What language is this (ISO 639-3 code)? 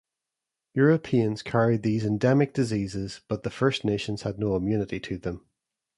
eng